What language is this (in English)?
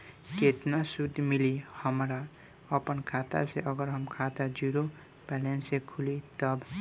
Bhojpuri